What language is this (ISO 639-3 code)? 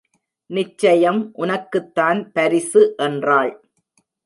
tam